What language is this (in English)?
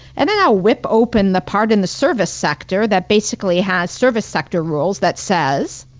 English